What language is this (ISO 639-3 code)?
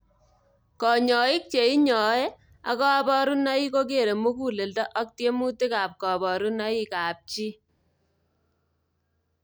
kln